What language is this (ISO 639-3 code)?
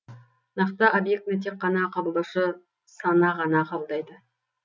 kaz